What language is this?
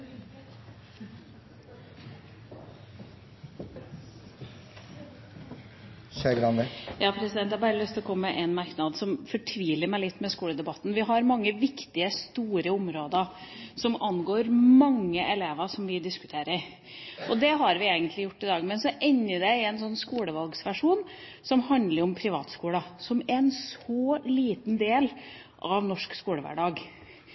Norwegian Bokmål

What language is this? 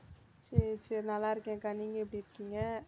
Tamil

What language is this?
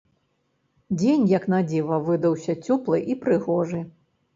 Belarusian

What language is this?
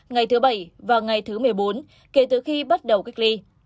Vietnamese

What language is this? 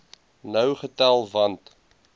Afrikaans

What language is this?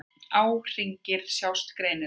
Icelandic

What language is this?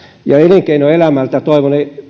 Finnish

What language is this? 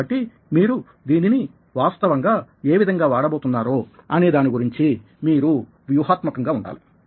Telugu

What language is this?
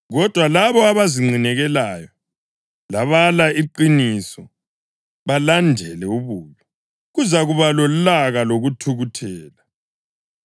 North Ndebele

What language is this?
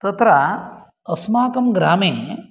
Sanskrit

